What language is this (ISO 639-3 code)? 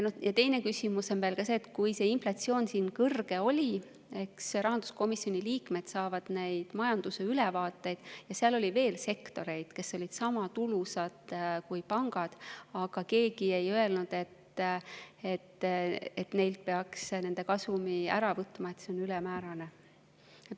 est